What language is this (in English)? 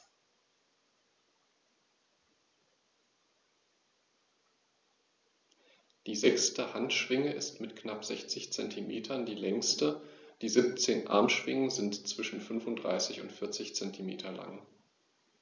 German